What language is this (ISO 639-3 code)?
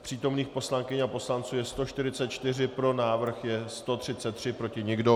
ces